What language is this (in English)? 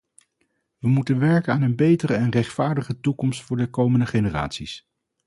Dutch